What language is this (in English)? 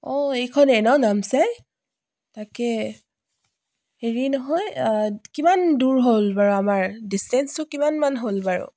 Assamese